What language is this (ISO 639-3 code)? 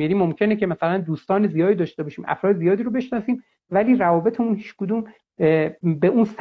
fas